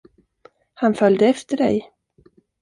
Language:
Swedish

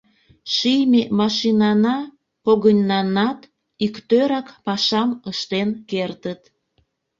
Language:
Mari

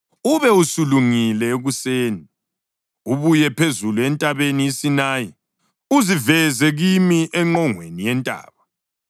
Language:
North Ndebele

